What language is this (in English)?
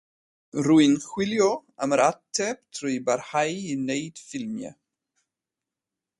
Welsh